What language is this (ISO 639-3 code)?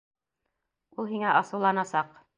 bak